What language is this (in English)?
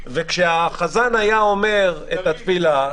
Hebrew